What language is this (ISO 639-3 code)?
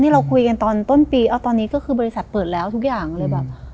tha